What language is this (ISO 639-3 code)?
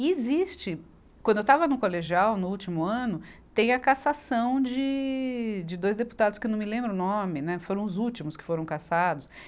por